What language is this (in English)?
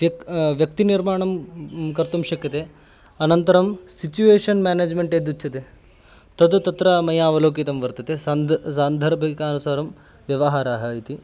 Sanskrit